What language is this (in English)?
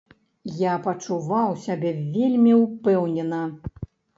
Belarusian